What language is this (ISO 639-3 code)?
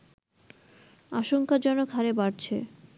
ben